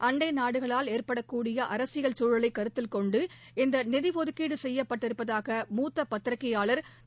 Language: Tamil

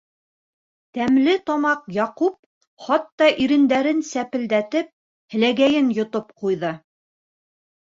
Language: Bashkir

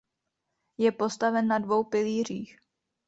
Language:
Czech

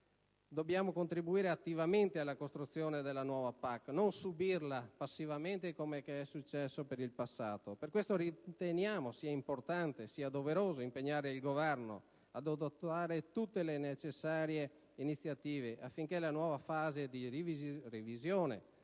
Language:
Italian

